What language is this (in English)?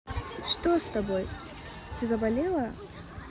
Russian